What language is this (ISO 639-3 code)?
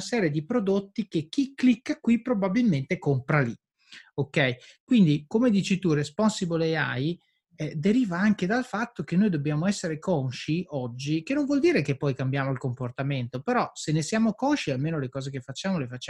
ita